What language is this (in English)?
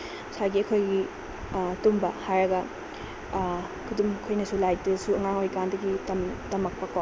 Manipuri